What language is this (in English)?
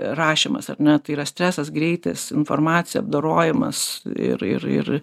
Lithuanian